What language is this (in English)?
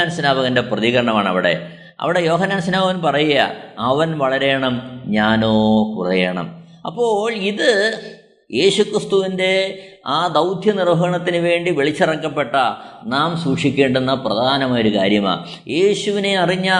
Malayalam